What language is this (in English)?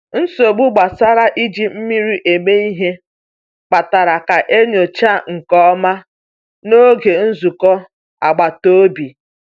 Igbo